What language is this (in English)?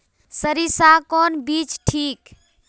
Magahi